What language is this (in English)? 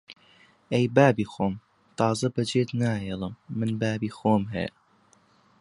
Central Kurdish